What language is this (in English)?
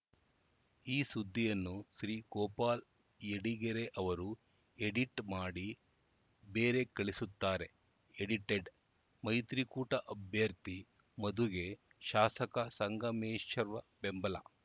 Kannada